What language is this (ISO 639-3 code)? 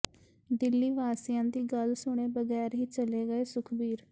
pan